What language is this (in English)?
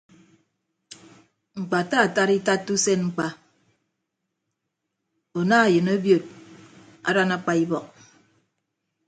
Ibibio